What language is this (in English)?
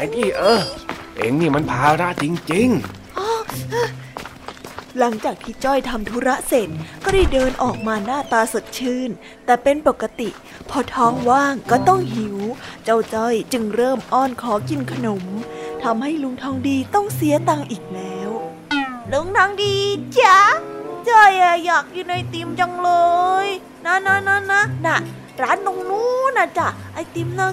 Thai